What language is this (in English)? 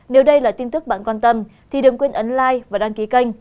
Vietnamese